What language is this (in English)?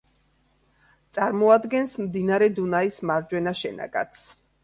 Georgian